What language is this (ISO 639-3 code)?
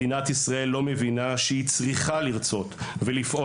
heb